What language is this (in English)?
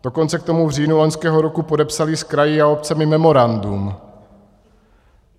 Czech